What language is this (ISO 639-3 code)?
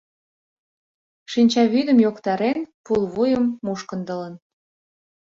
chm